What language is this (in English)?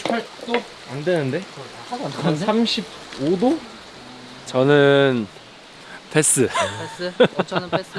Korean